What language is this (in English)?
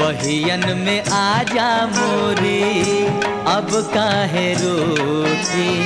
Hindi